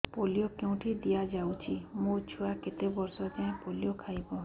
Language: Odia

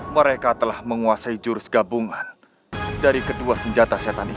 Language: Indonesian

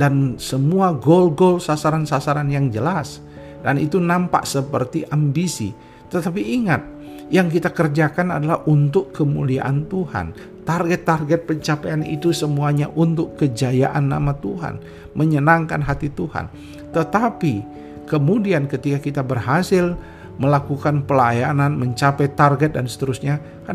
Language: Indonesian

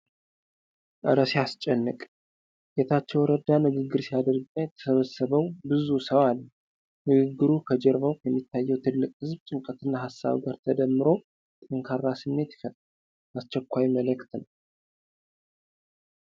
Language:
Amharic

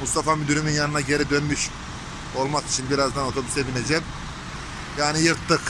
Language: Turkish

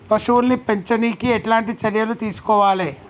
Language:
Telugu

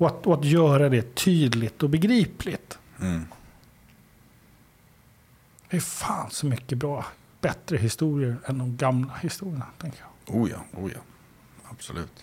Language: Swedish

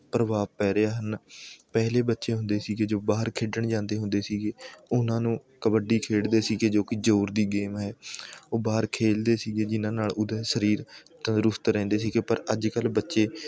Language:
Punjabi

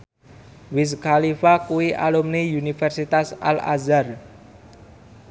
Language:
Javanese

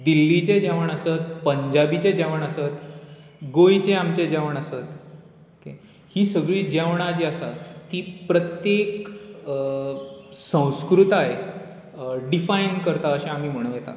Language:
Konkani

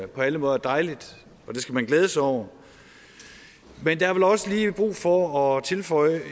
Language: Danish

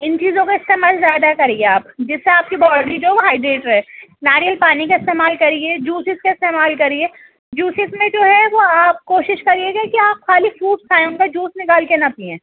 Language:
Urdu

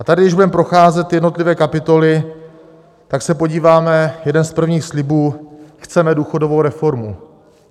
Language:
Czech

